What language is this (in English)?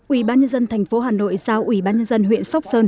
Vietnamese